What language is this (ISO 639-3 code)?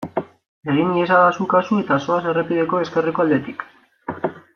eus